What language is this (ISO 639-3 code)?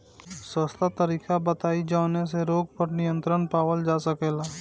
bho